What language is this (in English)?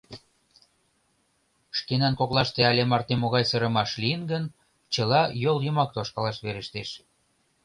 Mari